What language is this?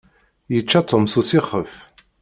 Kabyle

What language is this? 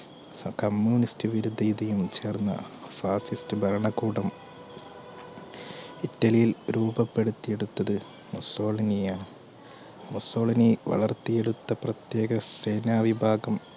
Malayalam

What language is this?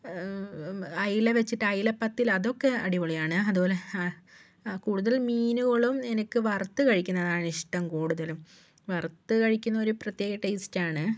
Malayalam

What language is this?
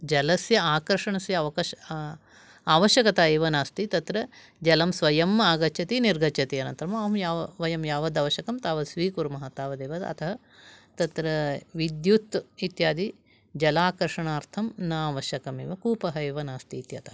Sanskrit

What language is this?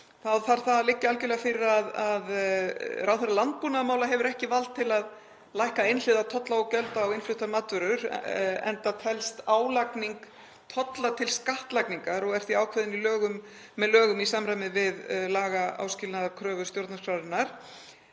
Icelandic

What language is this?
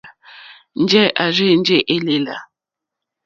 Mokpwe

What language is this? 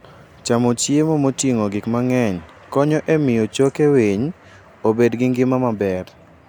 Luo (Kenya and Tanzania)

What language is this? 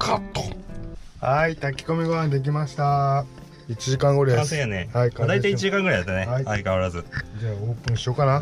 Japanese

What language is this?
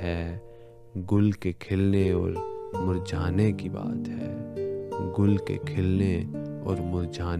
Urdu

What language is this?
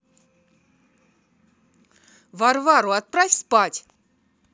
Russian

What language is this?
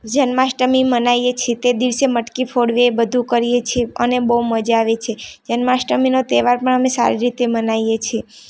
Gujarati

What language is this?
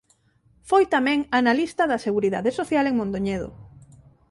Galician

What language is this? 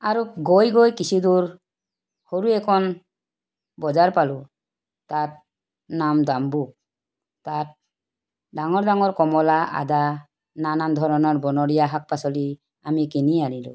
Assamese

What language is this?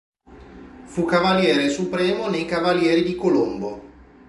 Italian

